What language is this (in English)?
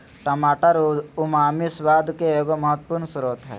Magahi